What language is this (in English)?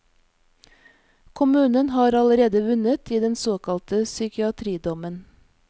Norwegian